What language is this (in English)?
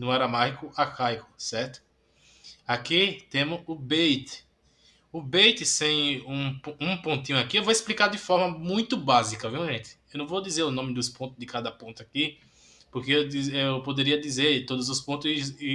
Portuguese